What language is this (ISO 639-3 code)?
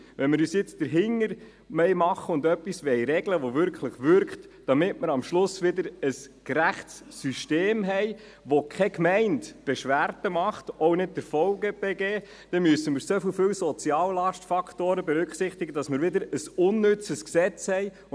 gsw